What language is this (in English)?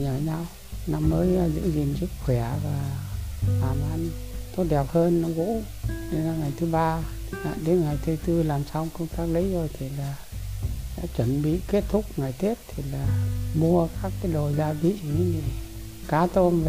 Vietnamese